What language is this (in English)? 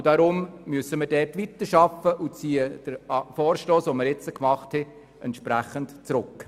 Swiss German